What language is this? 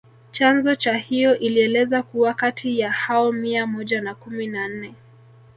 Swahili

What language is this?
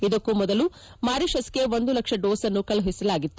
Kannada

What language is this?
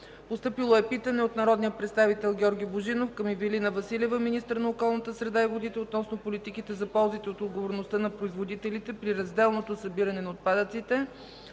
Bulgarian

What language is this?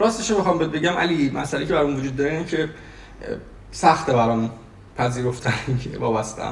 Persian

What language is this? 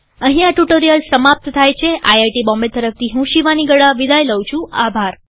Gujarati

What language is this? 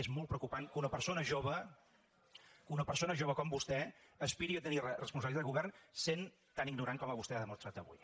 Catalan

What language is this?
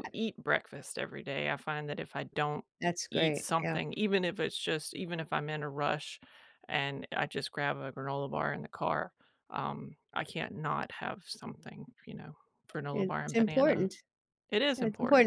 English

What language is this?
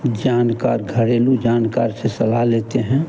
Hindi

